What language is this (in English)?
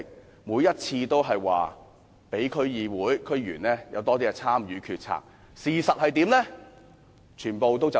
Cantonese